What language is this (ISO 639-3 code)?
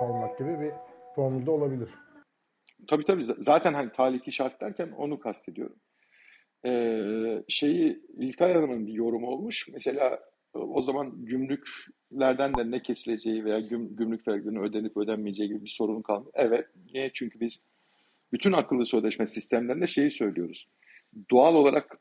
tur